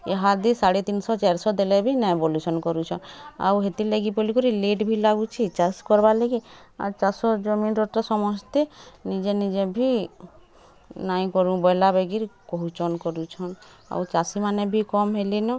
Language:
Odia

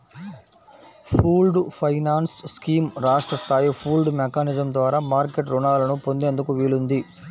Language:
Telugu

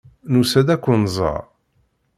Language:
Kabyle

